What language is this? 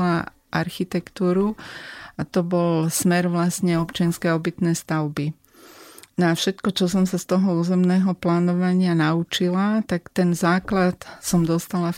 Slovak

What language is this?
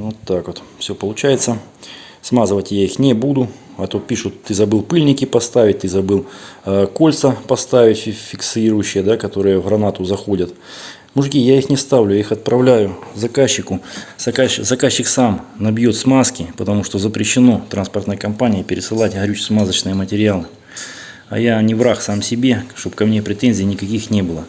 Russian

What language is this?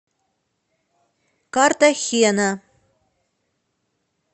Russian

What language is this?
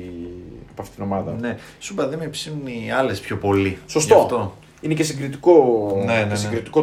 Greek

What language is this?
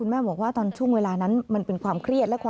Thai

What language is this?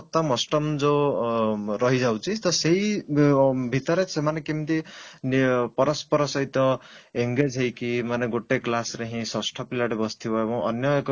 Odia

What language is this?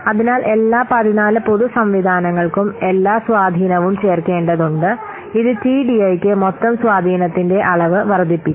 Malayalam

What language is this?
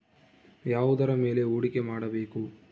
Kannada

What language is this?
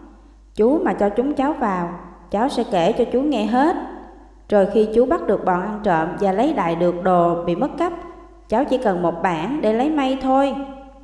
Vietnamese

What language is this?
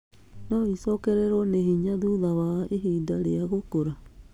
Kikuyu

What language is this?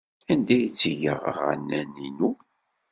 Kabyle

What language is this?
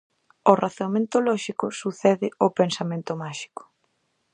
Galician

